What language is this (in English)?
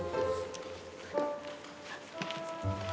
Indonesian